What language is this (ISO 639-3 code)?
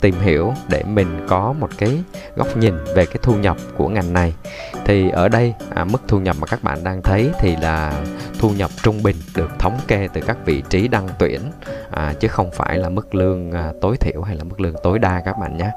vie